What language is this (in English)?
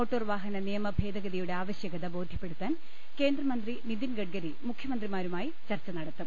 Malayalam